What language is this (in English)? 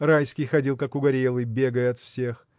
Russian